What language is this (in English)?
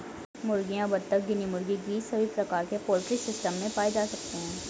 Hindi